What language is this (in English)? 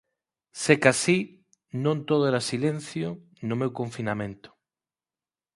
Galician